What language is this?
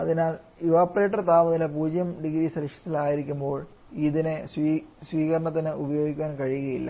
Malayalam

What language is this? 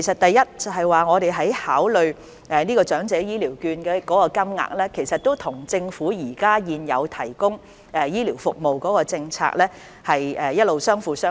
Cantonese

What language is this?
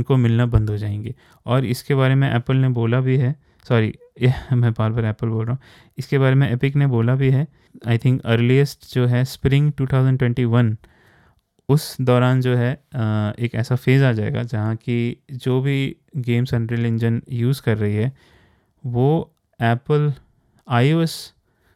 Hindi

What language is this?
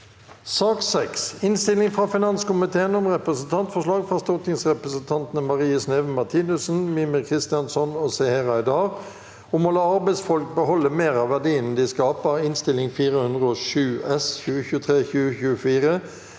Norwegian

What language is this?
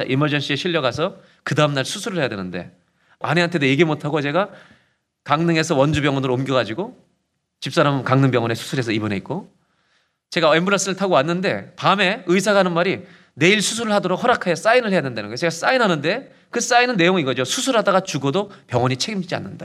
Korean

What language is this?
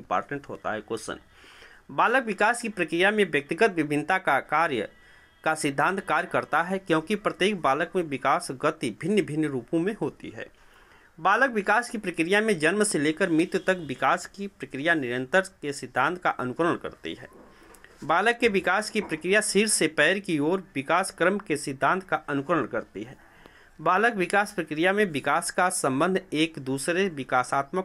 Hindi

